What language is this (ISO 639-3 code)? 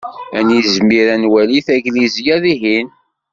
kab